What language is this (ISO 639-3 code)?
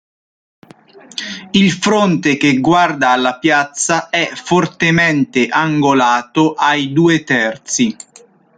ita